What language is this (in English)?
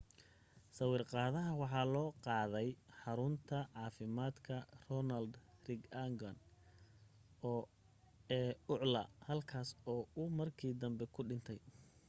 Somali